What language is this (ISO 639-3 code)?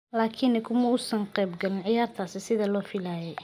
som